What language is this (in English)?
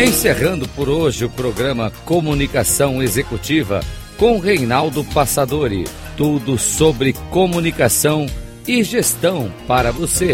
Portuguese